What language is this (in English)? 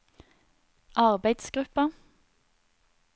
Norwegian